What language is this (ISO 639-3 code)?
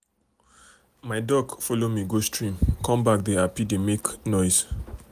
pcm